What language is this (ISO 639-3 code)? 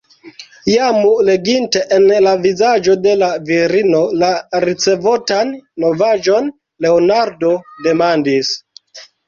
epo